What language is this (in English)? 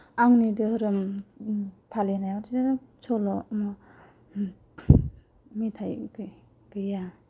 Bodo